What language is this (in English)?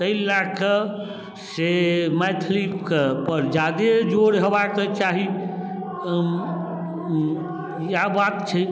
Maithili